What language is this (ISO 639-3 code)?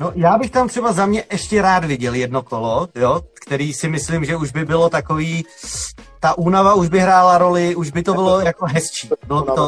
ces